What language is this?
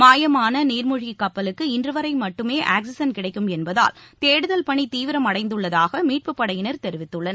Tamil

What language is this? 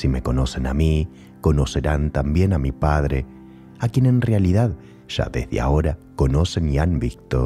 Spanish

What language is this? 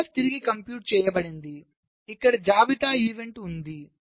Telugu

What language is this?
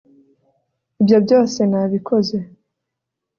Kinyarwanda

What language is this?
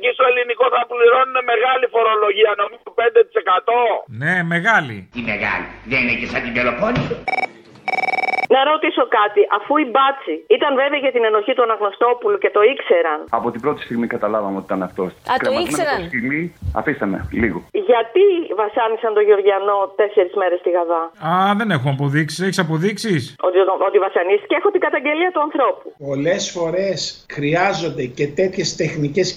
Greek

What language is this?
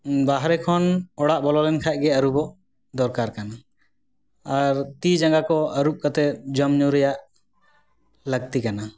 Santali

